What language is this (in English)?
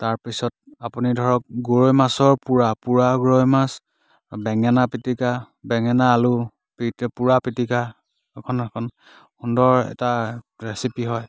Assamese